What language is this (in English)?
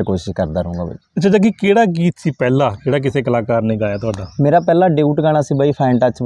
Hindi